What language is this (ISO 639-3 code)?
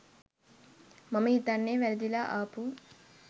sin